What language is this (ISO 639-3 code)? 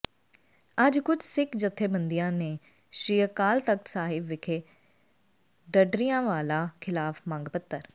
pan